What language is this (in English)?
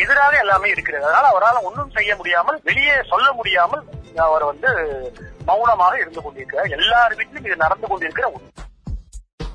Tamil